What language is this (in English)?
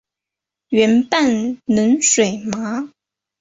Chinese